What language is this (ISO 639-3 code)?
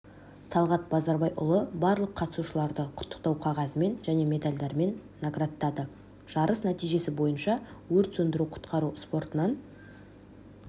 kaz